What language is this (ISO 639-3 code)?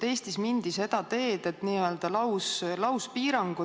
est